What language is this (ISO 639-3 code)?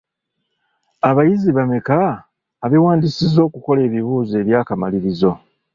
lug